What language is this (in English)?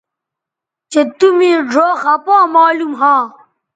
Bateri